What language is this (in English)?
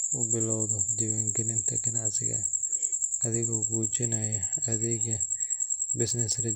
Somali